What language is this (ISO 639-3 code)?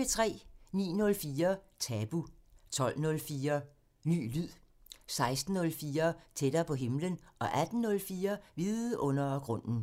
dan